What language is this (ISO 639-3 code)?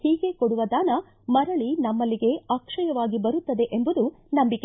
kan